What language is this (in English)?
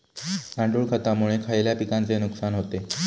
Marathi